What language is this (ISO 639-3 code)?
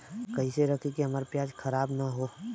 bho